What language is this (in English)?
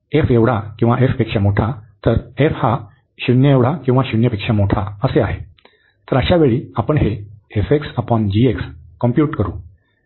Marathi